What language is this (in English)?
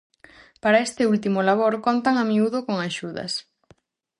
Galician